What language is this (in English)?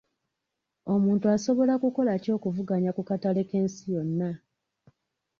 Ganda